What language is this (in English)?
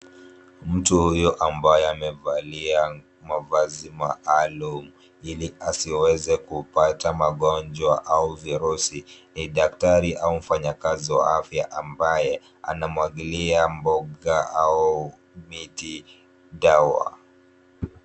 Swahili